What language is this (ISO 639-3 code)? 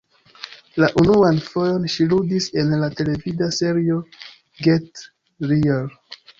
epo